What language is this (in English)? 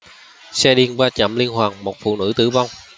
Vietnamese